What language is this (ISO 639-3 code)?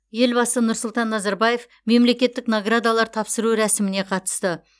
kaz